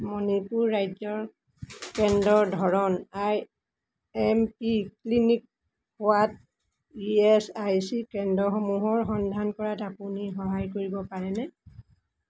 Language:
Assamese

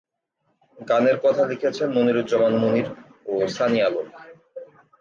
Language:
Bangla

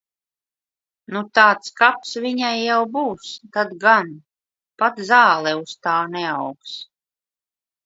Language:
Latvian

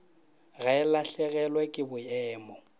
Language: Northern Sotho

